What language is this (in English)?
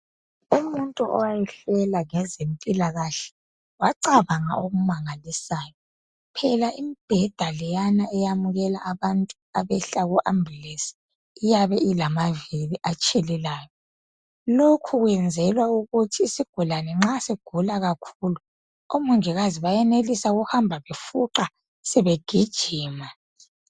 North Ndebele